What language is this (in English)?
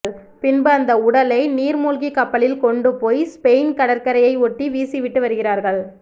Tamil